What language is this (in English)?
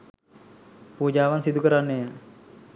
Sinhala